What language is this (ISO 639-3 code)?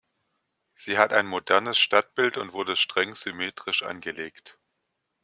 deu